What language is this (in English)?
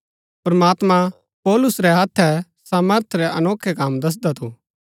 Gaddi